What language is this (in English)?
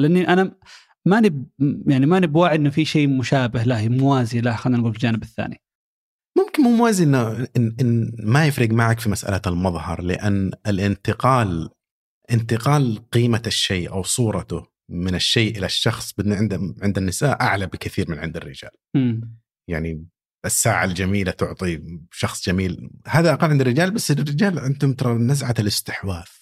Arabic